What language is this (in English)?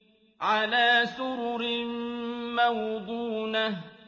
Arabic